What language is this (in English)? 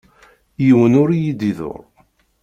Kabyle